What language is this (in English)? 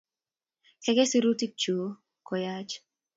Kalenjin